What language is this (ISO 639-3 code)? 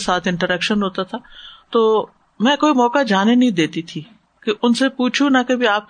urd